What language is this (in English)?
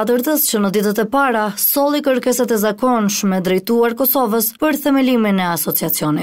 Romanian